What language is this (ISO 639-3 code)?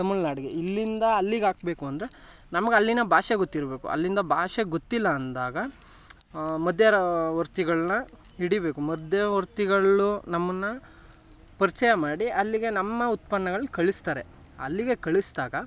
kan